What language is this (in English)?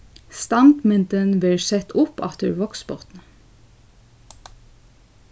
Faroese